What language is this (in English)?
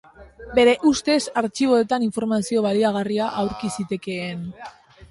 Basque